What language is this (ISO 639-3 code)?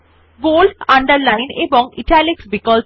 ben